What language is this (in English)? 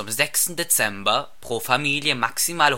German